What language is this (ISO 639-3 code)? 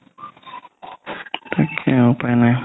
asm